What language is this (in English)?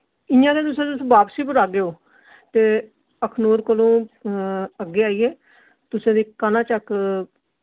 Dogri